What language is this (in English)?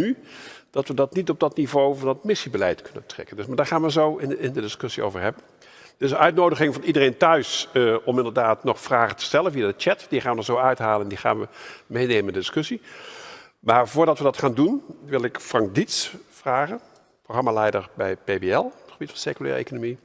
Dutch